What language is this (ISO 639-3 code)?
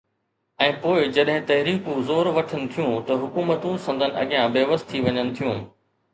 snd